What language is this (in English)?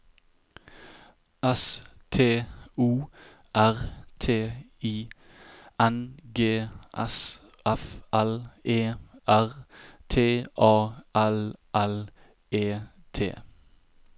Norwegian